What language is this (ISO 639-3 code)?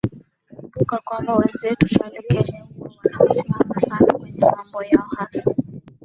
swa